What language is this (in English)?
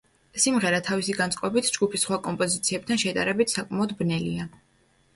Georgian